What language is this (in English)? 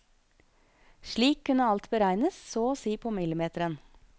Norwegian